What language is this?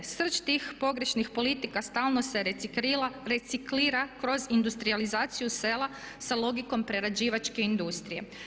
Croatian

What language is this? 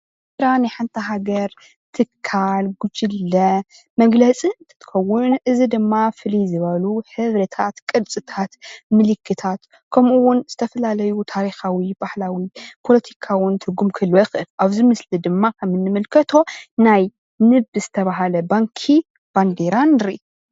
Tigrinya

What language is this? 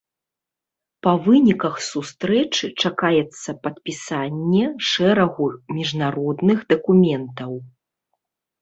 Belarusian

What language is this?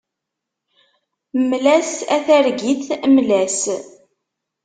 Kabyle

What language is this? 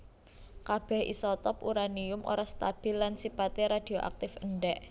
Javanese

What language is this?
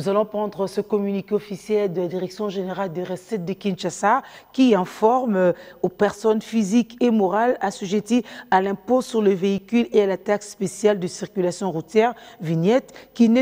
French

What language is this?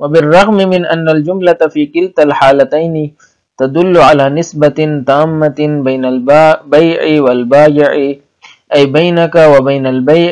Arabic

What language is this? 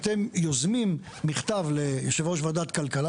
Hebrew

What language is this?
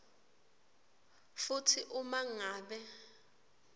Swati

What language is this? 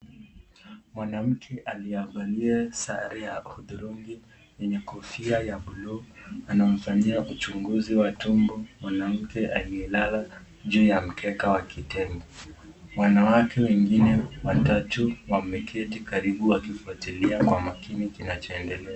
Swahili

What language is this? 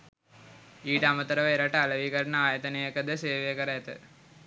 Sinhala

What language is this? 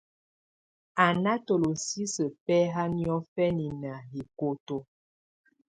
Tunen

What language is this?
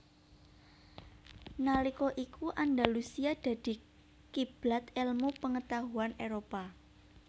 Javanese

